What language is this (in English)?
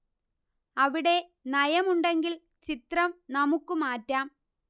Malayalam